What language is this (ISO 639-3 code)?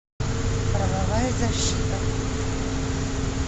rus